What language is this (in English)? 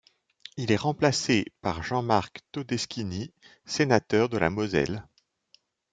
French